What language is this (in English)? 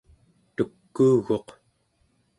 Central Yupik